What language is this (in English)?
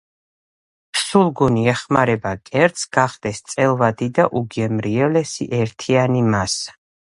Georgian